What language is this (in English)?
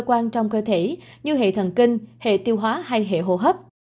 Vietnamese